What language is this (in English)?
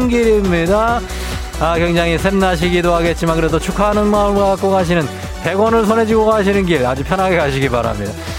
Korean